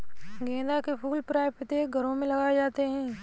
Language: Hindi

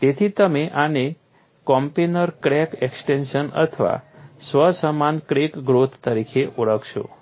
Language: Gujarati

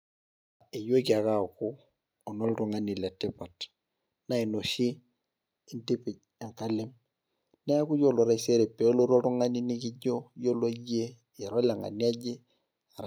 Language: Masai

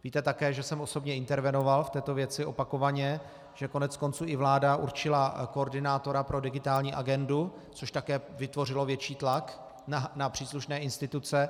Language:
Czech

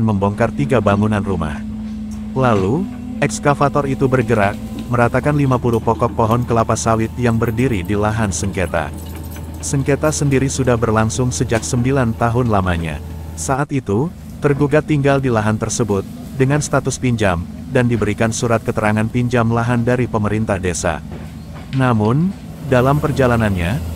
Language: Indonesian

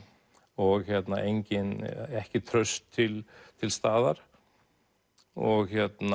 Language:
Icelandic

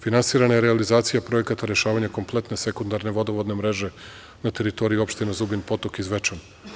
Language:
Serbian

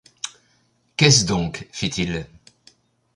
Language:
French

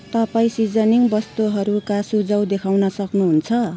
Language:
Nepali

